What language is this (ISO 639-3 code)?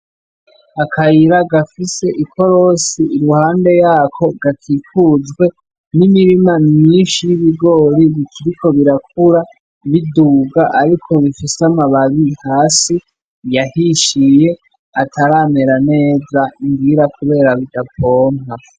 run